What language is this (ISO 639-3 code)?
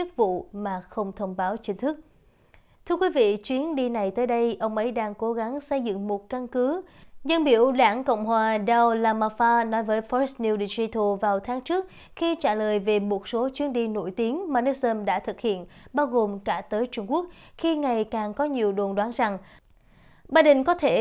vie